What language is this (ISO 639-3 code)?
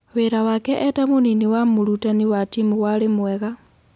kik